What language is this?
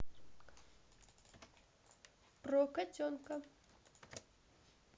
Russian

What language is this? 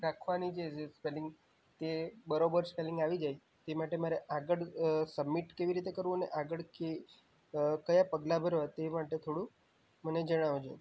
Gujarati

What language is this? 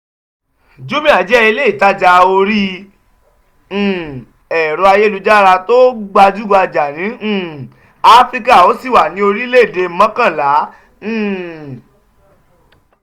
Yoruba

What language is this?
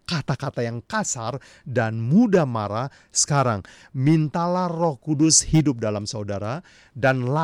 Indonesian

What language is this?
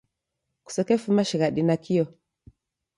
Taita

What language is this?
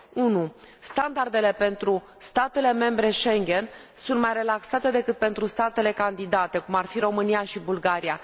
Romanian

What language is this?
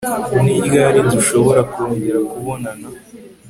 Kinyarwanda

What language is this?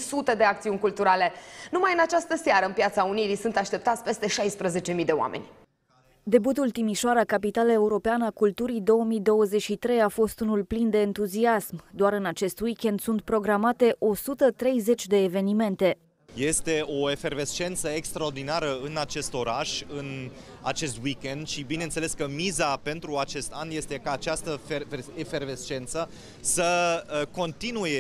Romanian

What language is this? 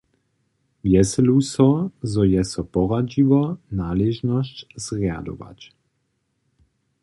Upper Sorbian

